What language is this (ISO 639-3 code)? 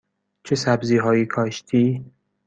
fas